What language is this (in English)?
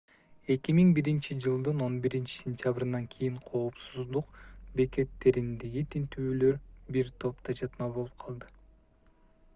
Kyrgyz